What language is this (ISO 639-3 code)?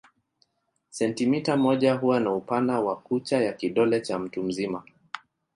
swa